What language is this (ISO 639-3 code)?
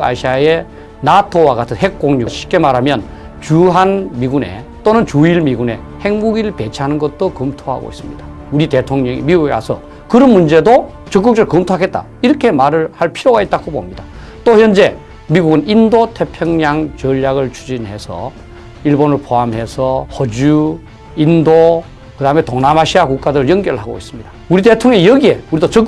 kor